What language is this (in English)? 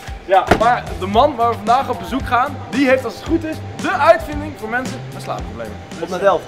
Dutch